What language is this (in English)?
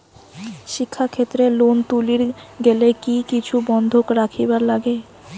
Bangla